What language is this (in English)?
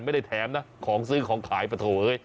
Thai